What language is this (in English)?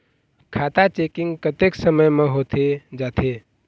Chhattisgarhi